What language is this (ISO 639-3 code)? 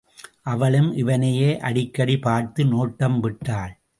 tam